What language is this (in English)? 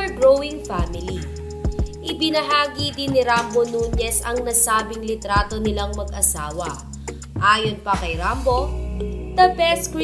Filipino